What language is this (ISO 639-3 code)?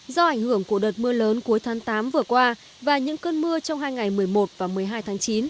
vie